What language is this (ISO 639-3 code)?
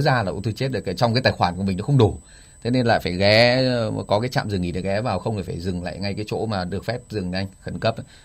vie